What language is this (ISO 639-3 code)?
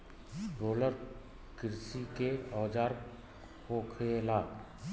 bho